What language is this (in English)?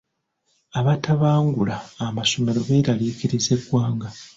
Ganda